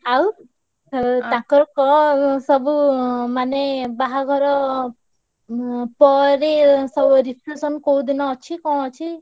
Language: Odia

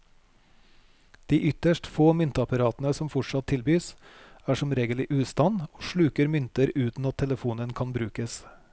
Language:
Norwegian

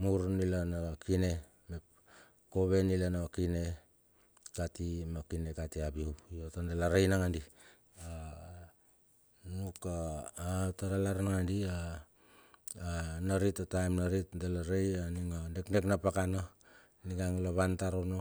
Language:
Bilur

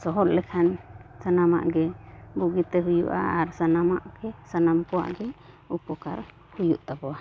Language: Santali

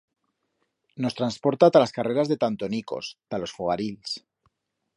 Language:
Aragonese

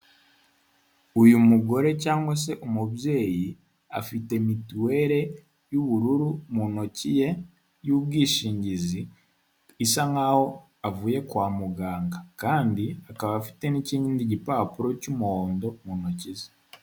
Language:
Kinyarwanda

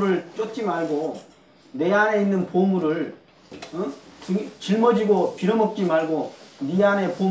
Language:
Korean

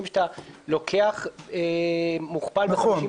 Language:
Hebrew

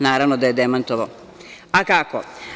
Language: Serbian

